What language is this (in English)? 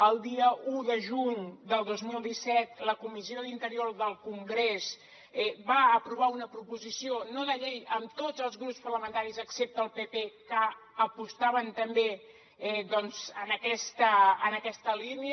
Catalan